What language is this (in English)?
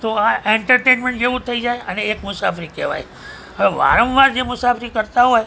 Gujarati